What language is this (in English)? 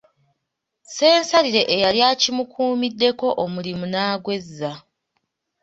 Ganda